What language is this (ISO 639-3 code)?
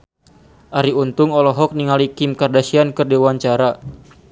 sun